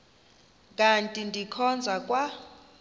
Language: Xhosa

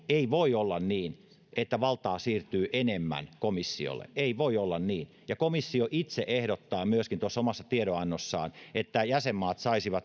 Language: Finnish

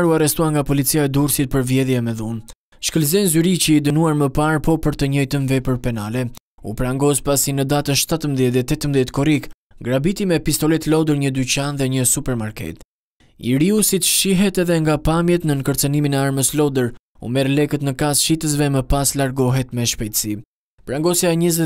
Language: Romanian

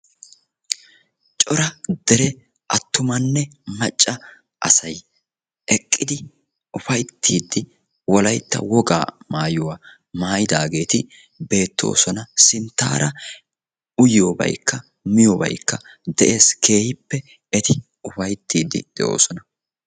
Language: Wolaytta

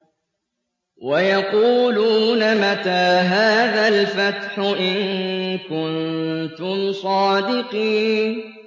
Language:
Arabic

